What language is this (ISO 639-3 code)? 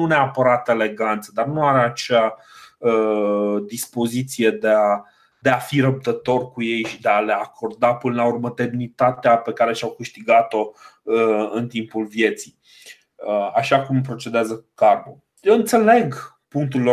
ron